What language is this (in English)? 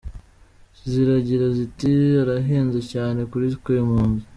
Kinyarwanda